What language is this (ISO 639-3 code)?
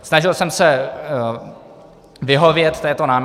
ces